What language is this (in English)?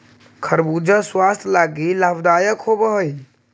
Magahi